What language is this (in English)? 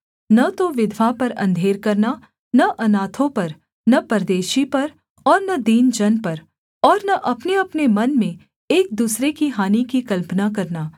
Hindi